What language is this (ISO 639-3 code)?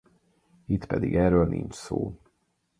hun